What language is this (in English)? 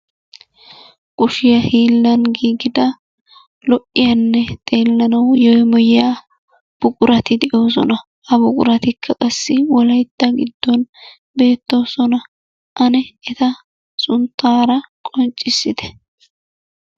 Wolaytta